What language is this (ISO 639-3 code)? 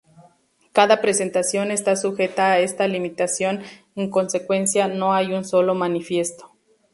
spa